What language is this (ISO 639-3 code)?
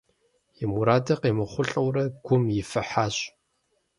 kbd